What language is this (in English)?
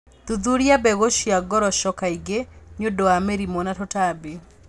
Kikuyu